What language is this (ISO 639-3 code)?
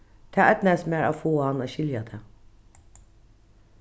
fao